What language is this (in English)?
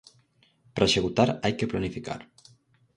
Galician